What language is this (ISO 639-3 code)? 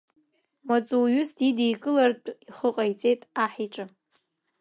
abk